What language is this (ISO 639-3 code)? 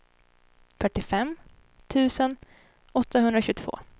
swe